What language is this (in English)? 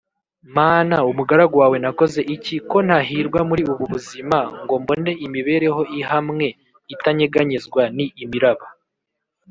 Kinyarwanda